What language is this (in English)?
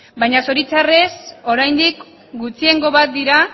Basque